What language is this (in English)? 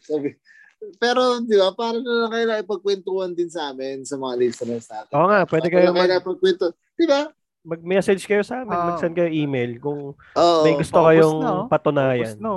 Filipino